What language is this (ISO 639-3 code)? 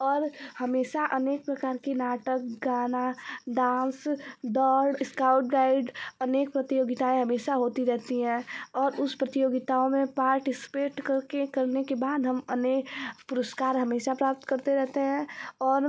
hin